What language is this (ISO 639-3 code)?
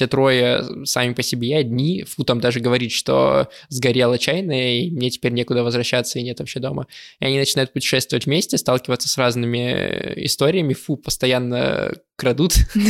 rus